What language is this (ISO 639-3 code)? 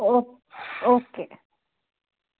doi